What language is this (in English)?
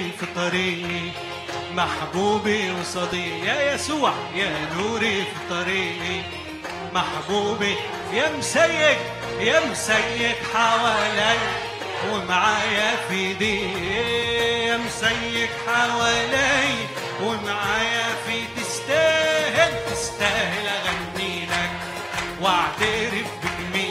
Arabic